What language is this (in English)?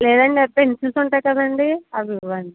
Telugu